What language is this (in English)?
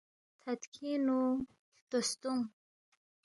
Balti